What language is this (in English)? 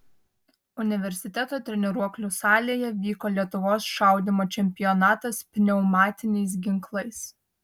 Lithuanian